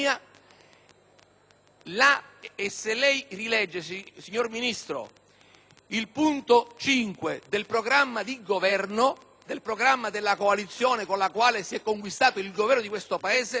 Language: Italian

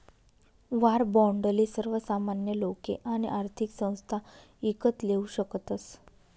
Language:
Marathi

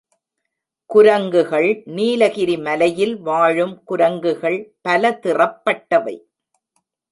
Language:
Tamil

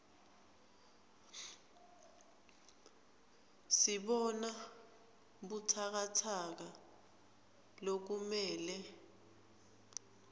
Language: Swati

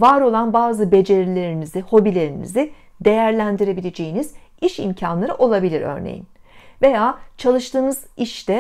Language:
Turkish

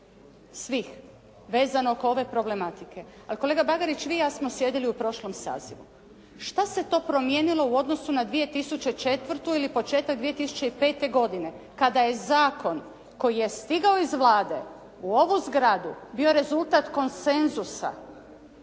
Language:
Croatian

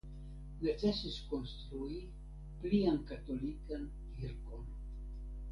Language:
Esperanto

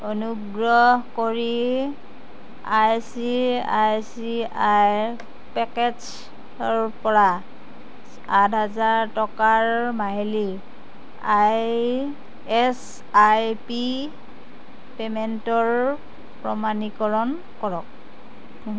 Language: Assamese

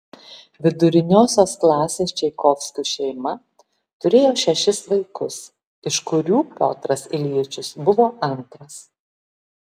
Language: Lithuanian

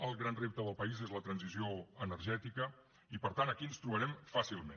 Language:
Catalan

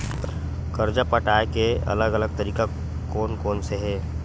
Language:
Chhattisgarhi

